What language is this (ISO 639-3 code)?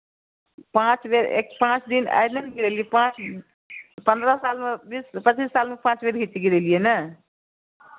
mai